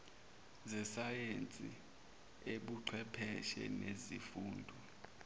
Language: Zulu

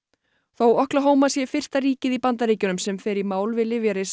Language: Icelandic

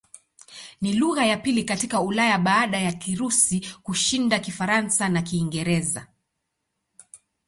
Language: Swahili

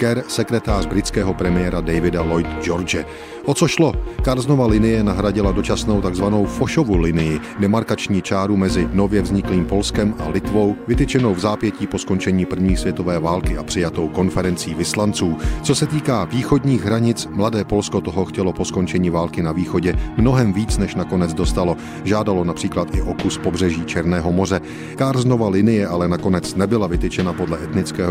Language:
Czech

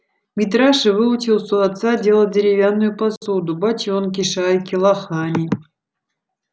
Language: Russian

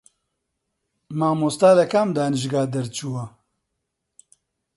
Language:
Central Kurdish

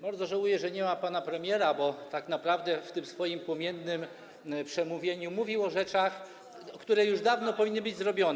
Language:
Polish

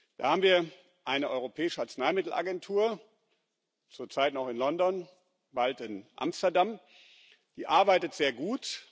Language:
German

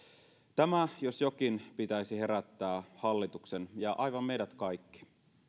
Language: Finnish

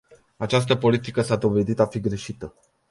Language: Romanian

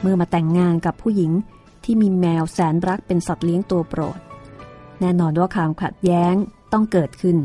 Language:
Thai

